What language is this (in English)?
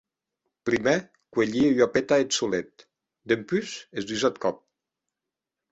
Occitan